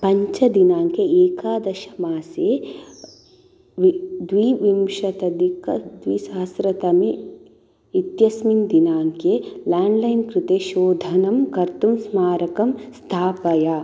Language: Sanskrit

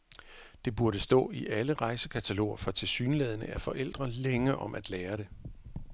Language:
Danish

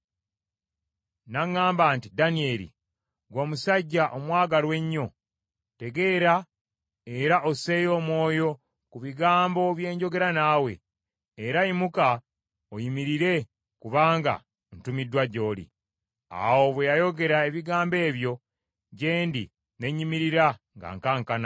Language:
Ganda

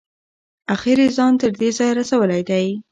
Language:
Pashto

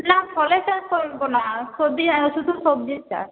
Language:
Bangla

